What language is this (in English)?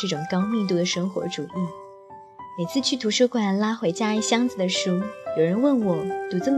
Chinese